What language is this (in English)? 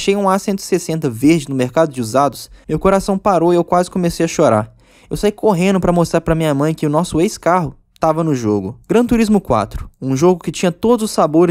Portuguese